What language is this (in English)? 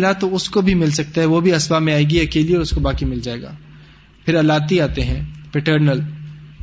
Urdu